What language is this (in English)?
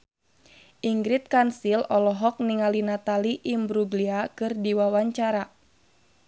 Sundanese